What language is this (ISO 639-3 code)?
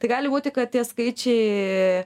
lit